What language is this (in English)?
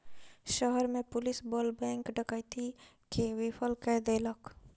Maithili